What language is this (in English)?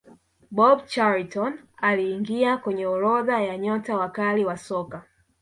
Swahili